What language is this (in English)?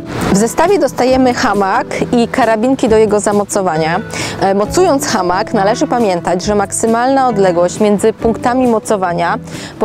Polish